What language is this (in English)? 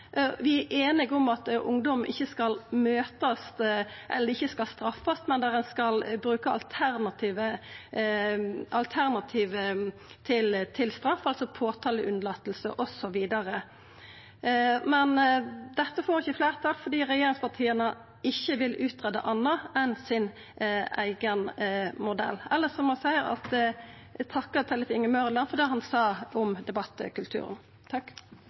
Norwegian Nynorsk